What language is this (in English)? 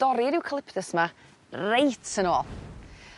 Welsh